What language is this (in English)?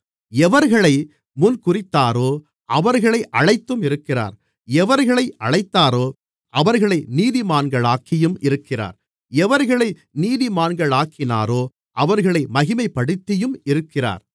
Tamil